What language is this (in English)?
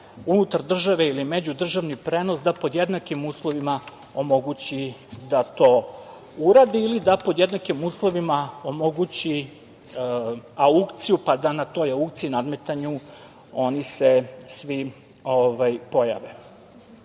Serbian